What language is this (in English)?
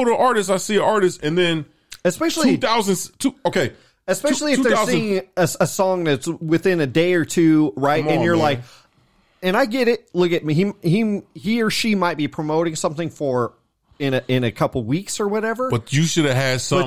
English